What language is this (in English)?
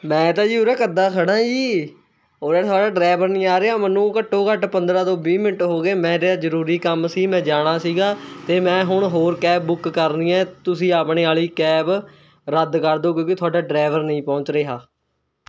Punjabi